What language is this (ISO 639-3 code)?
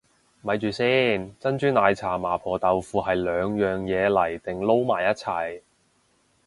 yue